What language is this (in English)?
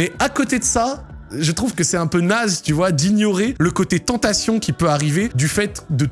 French